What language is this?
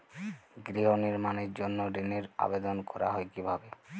Bangla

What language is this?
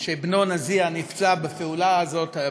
Hebrew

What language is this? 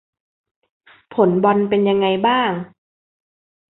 Thai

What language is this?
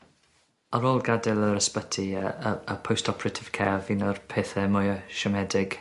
Welsh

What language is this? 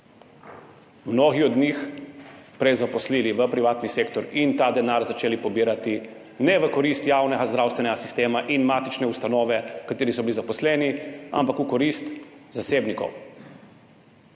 Slovenian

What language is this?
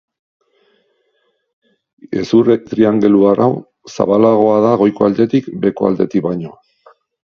Basque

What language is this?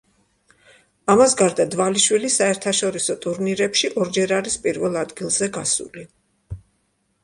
Georgian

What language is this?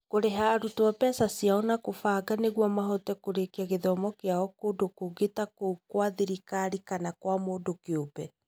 Kikuyu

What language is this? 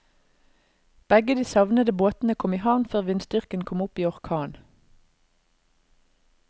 Norwegian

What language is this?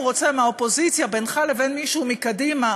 Hebrew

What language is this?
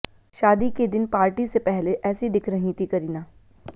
Hindi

